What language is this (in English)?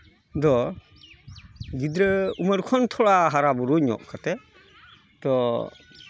Santali